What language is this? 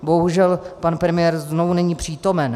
Czech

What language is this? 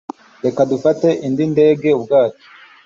Kinyarwanda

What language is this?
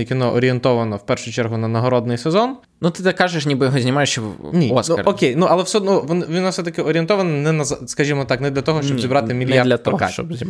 Ukrainian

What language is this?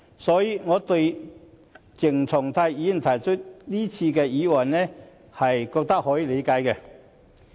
Cantonese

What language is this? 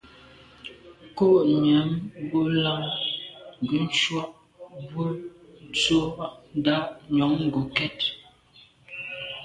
Medumba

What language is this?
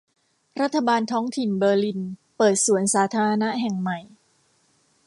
Thai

